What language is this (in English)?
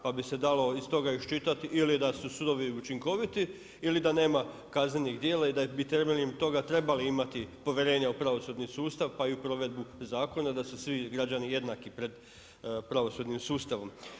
Croatian